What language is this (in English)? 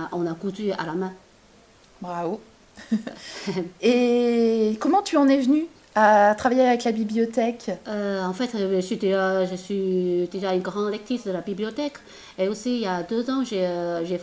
French